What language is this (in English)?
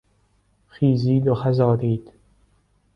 Persian